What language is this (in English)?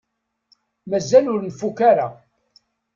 Kabyle